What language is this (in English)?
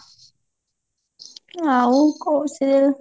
Odia